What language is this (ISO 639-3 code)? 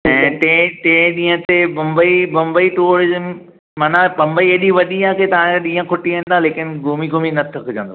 snd